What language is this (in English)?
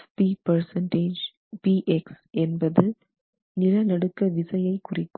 Tamil